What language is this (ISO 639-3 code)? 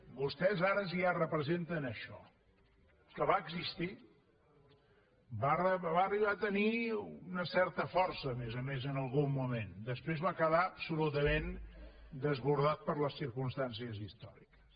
cat